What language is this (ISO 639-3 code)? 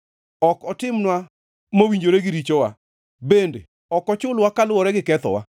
luo